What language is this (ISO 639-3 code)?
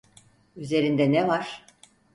tur